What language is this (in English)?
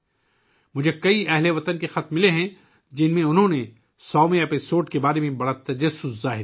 Urdu